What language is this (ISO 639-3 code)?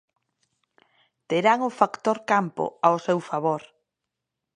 glg